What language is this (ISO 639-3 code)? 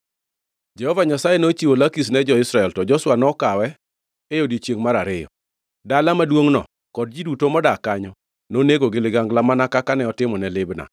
luo